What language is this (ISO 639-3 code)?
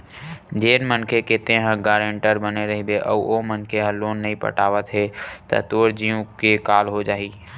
hne